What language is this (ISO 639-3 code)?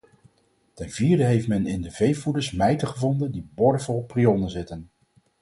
nld